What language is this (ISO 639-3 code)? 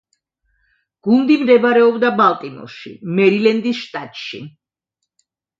kat